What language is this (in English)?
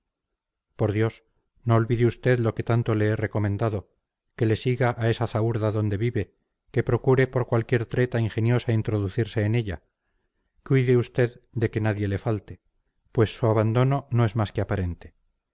Spanish